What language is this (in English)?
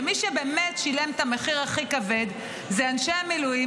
Hebrew